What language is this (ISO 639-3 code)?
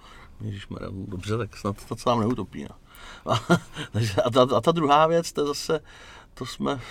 ces